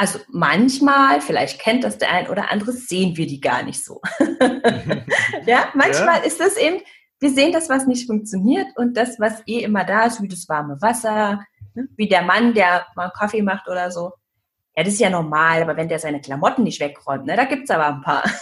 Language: German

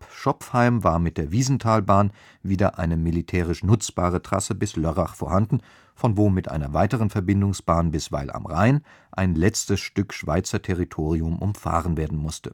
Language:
German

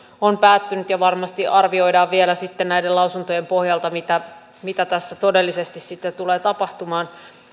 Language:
Finnish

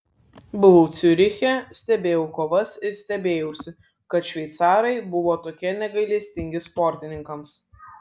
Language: Lithuanian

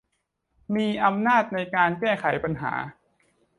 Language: Thai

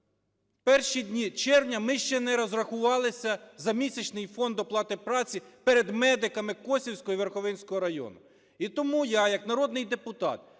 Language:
Ukrainian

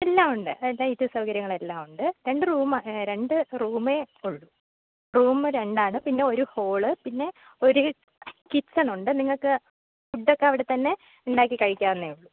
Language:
Malayalam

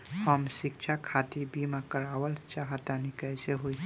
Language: Bhojpuri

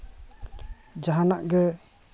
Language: Santali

